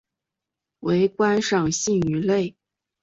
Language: Chinese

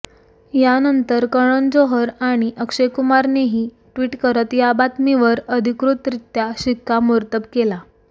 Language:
Marathi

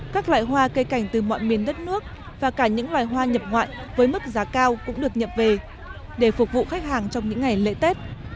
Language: Vietnamese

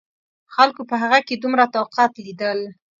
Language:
Pashto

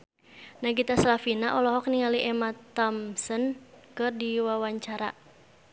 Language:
Sundanese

